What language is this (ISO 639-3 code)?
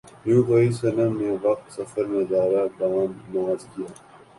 urd